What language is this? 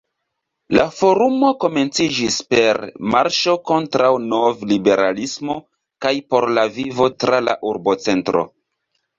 Esperanto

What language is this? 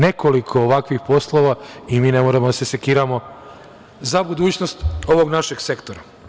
Serbian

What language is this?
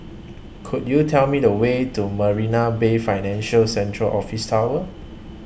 English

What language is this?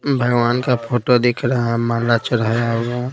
Hindi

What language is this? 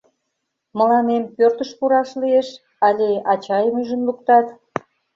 Mari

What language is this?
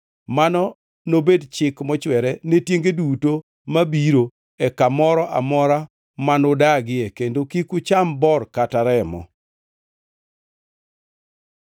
Luo (Kenya and Tanzania)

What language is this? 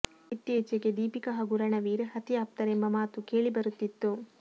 Kannada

